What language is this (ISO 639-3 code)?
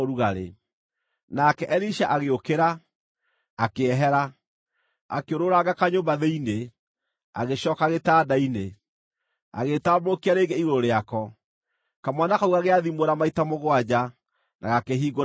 kik